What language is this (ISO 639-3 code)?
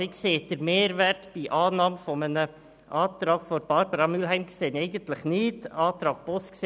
gsw